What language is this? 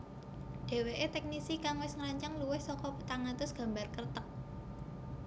Javanese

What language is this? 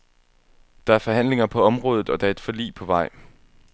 Danish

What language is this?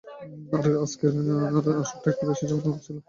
Bangla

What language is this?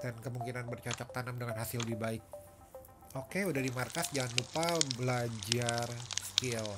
Indonesian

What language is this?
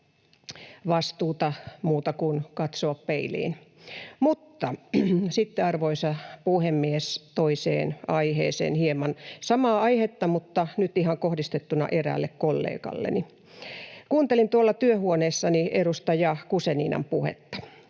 Finnish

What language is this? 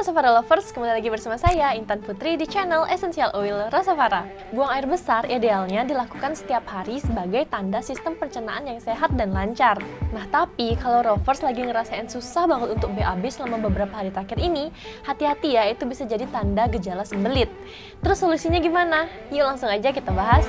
Indonesian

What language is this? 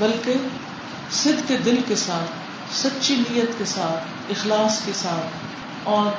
Urdu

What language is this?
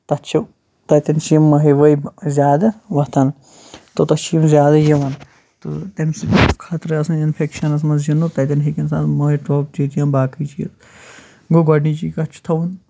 Kashmiri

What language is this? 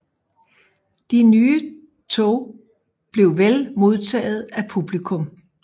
Danish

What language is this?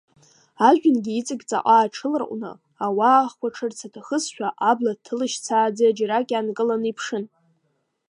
Abkhazian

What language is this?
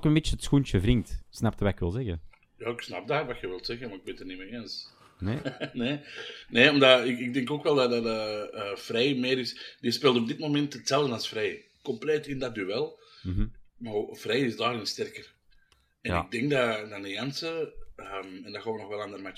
Dutch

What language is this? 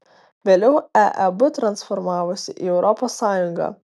Lithuanian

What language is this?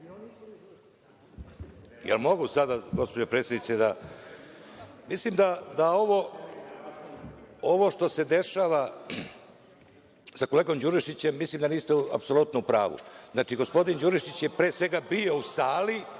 Serbian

